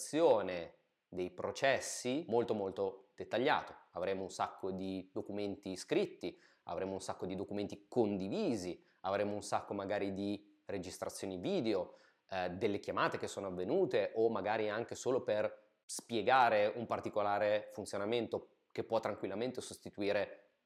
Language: Italian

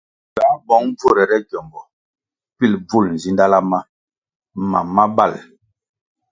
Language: Kwasio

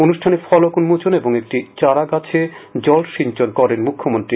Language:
Bangla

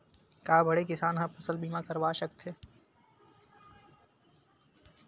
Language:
Chhattisgarhi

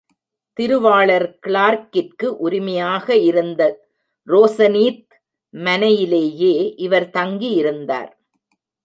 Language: Tamil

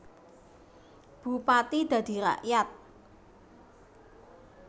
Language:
Javanese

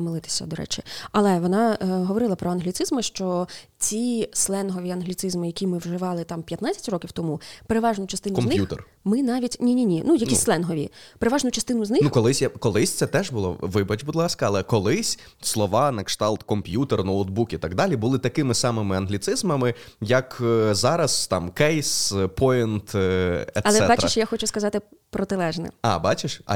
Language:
Ukrainian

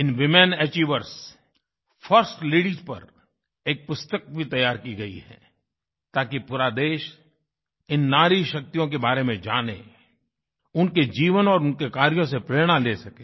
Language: Hindi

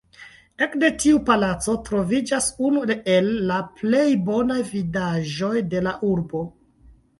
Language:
Esperanto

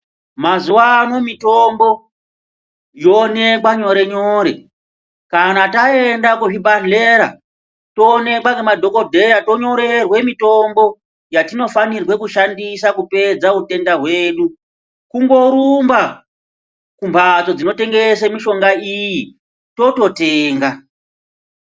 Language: Ndau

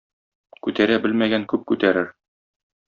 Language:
Tatar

